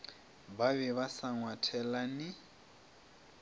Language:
Northern Sotho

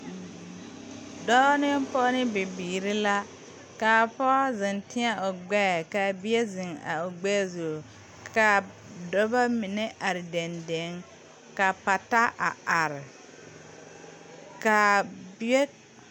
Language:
Southern Dagaare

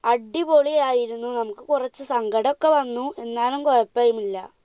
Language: Malayalam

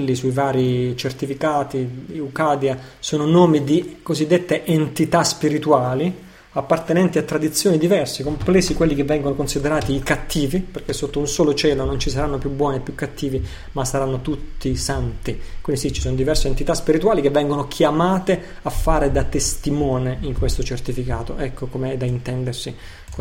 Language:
Italian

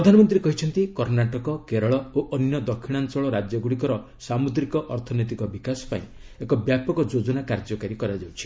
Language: Odia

